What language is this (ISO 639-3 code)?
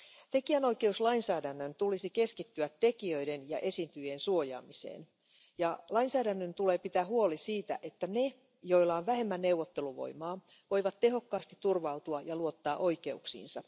fin